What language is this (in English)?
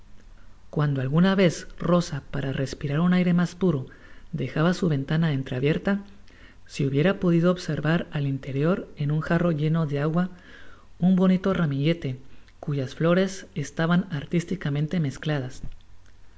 Spanish